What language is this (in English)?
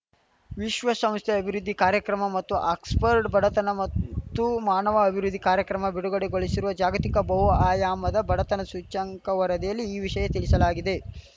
Kannada